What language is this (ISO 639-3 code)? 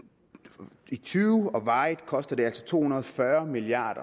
dan